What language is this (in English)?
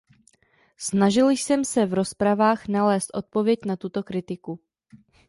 Czech